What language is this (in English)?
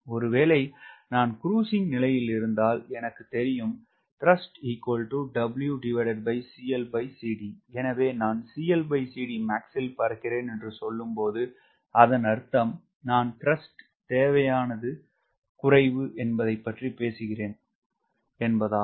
Tamil